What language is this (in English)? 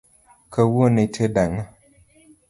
Luo (Kenya and Tanzania)